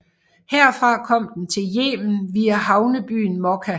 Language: Danish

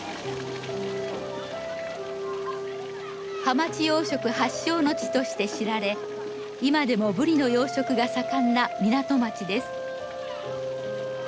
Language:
Japanese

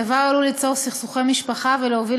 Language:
Hebrew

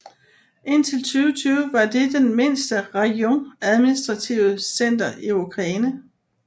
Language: Danish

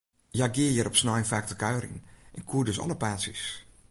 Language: Western Frisian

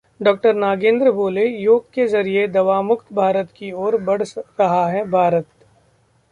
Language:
Hindi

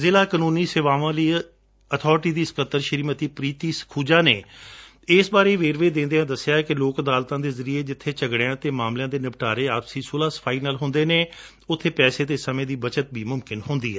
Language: Punjabi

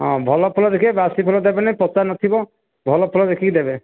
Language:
Odia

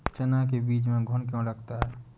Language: Hindi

